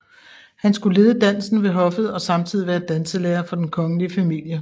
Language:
Danish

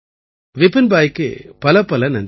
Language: Tamil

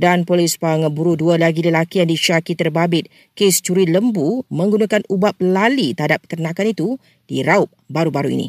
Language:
Malay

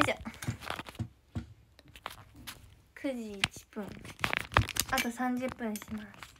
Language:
Japanese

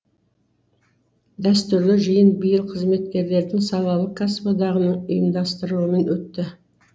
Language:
Kazakh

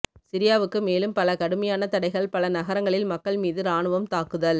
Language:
Tamil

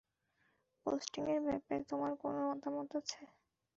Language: Bangla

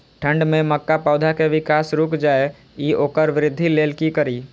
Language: Maithili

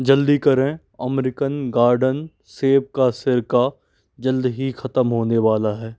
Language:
Hindi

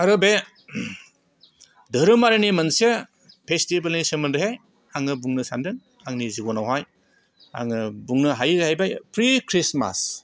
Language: Bodo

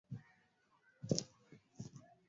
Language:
Swahili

